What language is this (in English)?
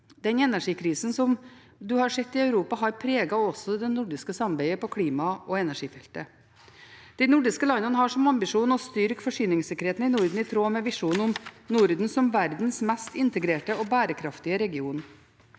Norwegian